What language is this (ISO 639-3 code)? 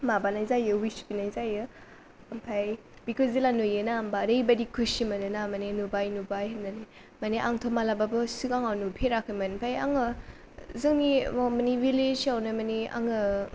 brx